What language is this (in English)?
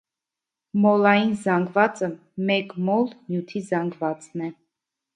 Armenian